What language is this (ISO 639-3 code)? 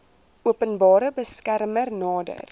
afr